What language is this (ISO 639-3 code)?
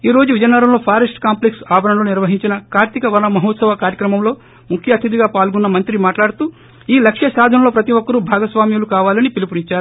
tel